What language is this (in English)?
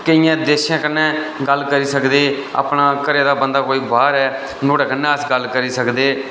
Dogri